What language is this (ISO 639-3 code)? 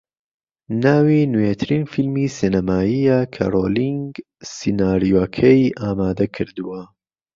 ckb